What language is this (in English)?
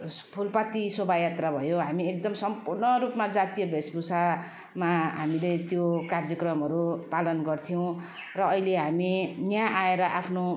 Nepali